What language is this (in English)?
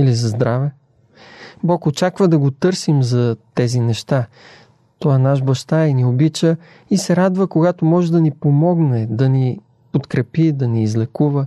Bulgarian